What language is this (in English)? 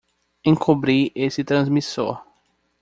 Portuguese